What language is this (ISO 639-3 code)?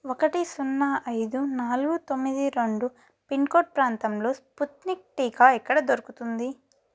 tel